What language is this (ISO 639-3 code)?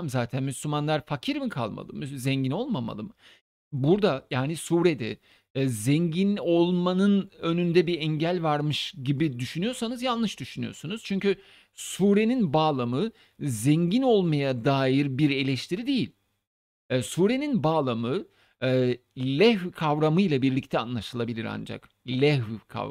tur